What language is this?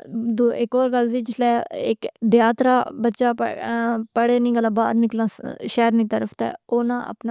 Pahari-Potwari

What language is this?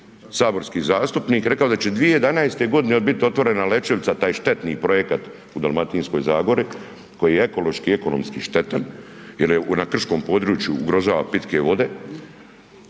Croatian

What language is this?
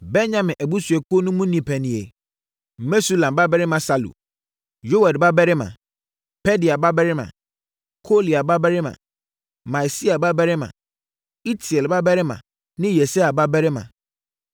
Akan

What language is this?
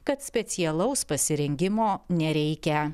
Lithuanian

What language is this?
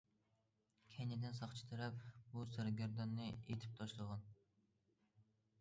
Uyghur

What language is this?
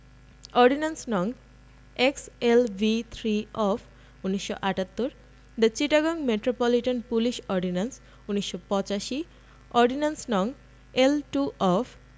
Bangla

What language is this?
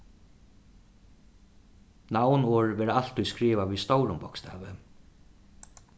Faroese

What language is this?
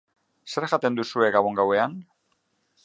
Basque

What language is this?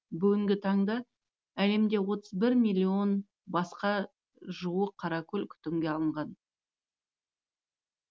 Kazakh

